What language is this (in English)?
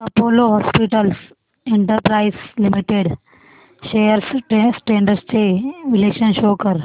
Marathi